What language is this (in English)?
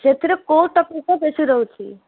Odia